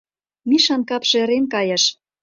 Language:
Mari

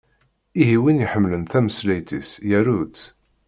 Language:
Kabyle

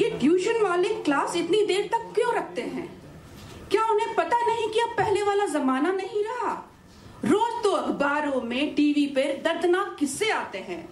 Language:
Hindi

